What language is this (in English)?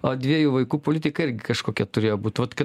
Lithuanian